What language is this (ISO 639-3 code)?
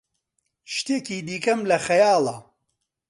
ckb